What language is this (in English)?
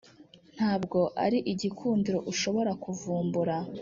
Kinyarwanda